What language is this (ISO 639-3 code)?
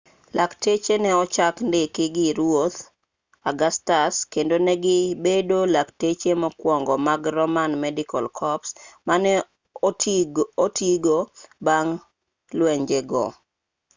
luo